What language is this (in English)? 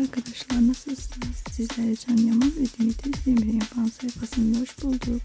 Turkish